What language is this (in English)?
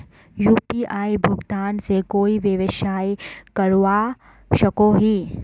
Magahi